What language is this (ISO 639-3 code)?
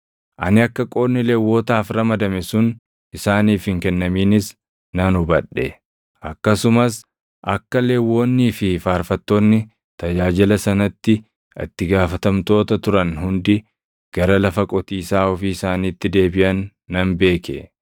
orm